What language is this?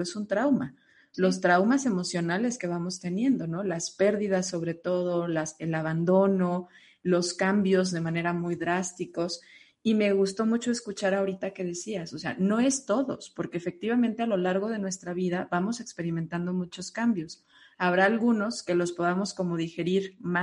Spanish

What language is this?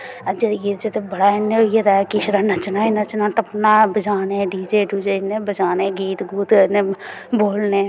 Dogri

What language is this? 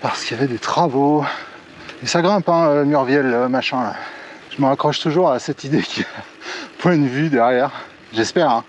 French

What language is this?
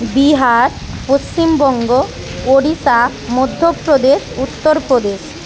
Bangla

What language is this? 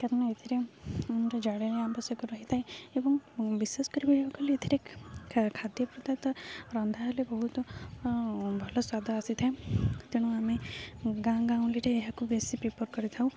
Odia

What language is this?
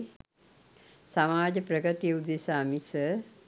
Sinhala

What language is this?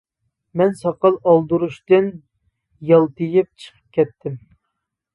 Uyghur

